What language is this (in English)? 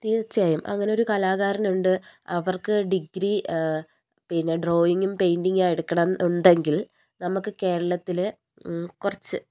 Malayalam